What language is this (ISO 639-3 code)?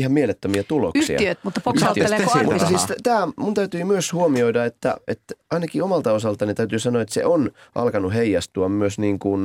fin